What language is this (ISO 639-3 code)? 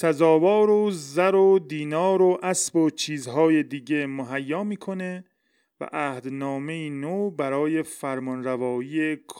fas